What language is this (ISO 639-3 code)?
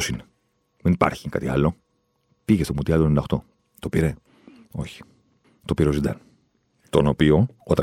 ell